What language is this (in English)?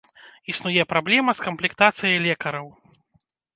Belarusian